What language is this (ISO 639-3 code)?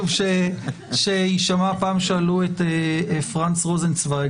heb